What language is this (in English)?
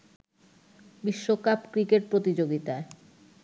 Bangla